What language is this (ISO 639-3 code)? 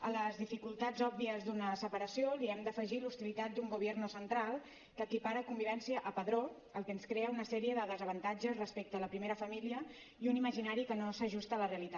cat